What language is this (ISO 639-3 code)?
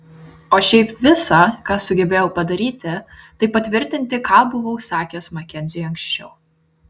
lit